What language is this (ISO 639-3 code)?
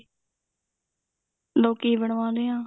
pan